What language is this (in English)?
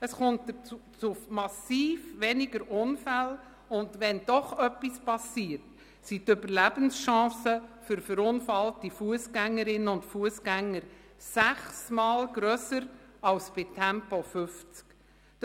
Swiss German